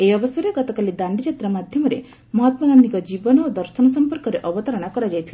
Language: Odia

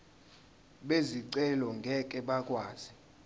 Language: Zulu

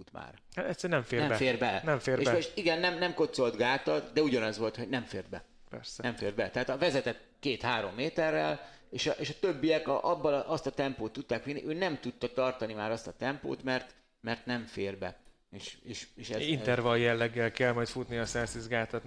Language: Hungarian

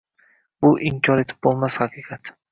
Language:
Uzbek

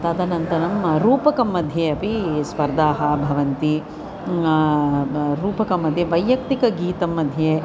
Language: Sanskrit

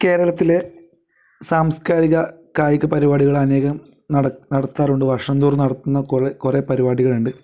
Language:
Malayalam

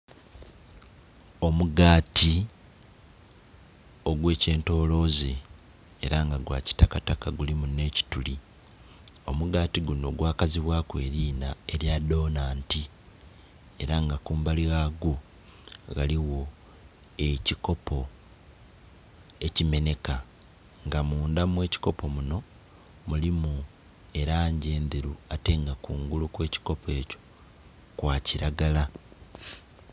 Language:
Soga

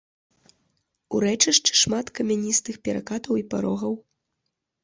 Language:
Belarusian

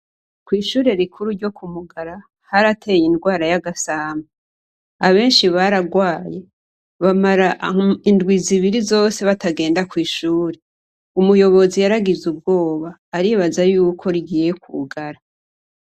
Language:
Rundi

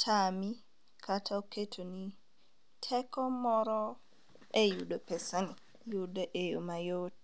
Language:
Luo (Kenya and Tanzania)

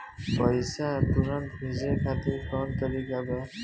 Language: Bhojpuri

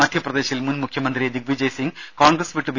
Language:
Malayalam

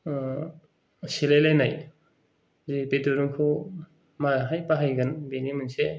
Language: Bodo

